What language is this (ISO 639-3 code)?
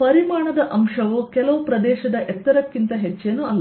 kan